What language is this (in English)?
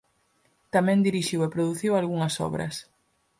Galician